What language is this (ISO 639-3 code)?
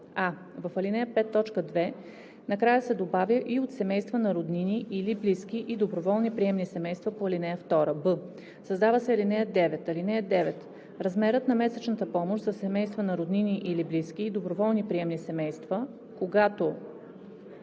bul